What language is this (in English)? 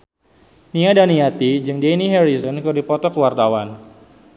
Sundanese